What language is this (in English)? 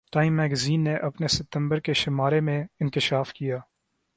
Urdu